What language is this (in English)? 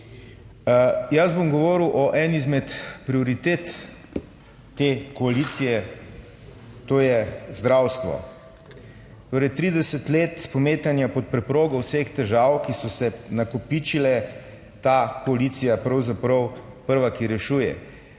Slovenian